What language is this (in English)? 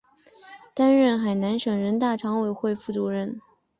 Chinese